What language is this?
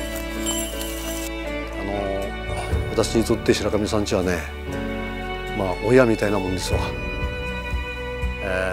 Japanese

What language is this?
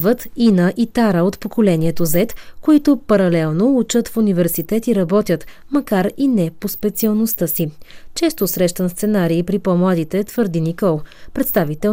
Bulgarian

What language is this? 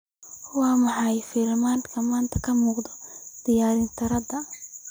Somali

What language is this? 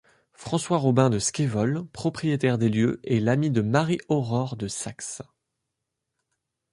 French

